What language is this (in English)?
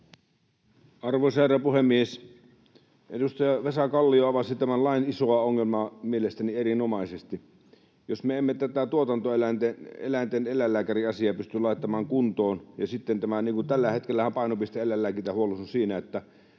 Finnish